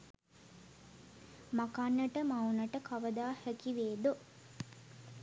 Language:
Sinhala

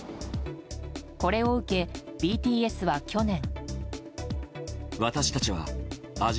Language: Japanese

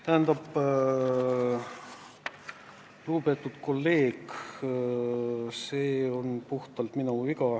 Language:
Estonian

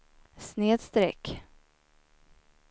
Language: Swedish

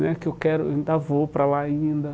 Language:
Portuguese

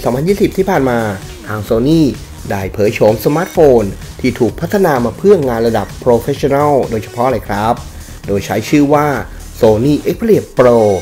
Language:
Thai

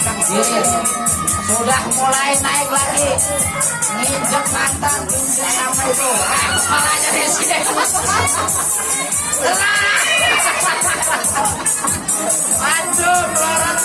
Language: Indonesian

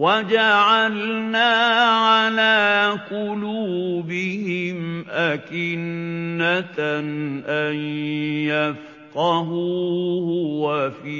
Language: Arabic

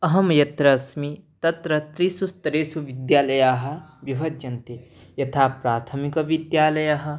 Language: Sanskrit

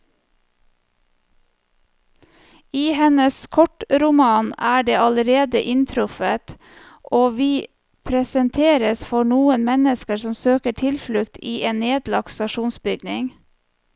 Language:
Norwegian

